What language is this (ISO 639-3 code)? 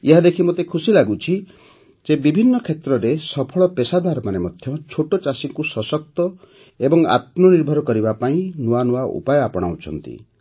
ori